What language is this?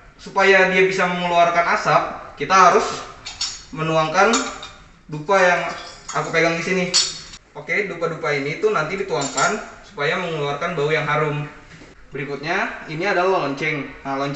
Indonesian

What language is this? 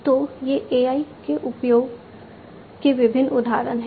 Hindi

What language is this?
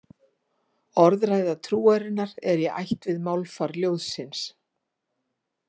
Icelandic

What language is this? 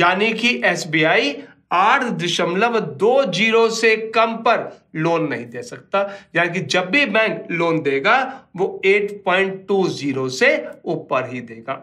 Hindi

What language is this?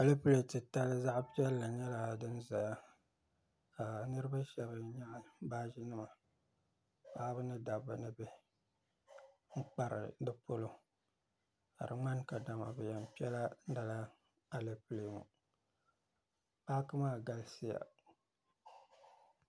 Dagbani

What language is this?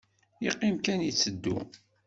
Kabyle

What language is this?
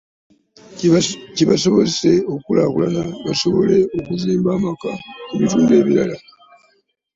Ganda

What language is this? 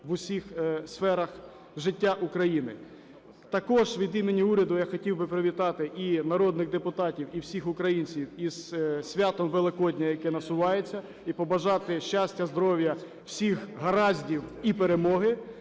Ukrainian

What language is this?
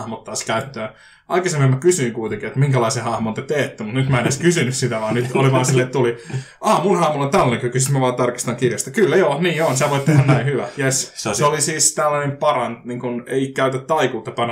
Finnish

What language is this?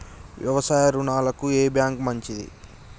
Telugu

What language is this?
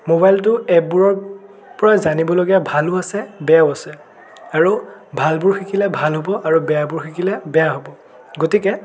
Assamese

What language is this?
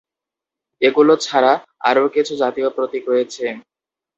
Bangla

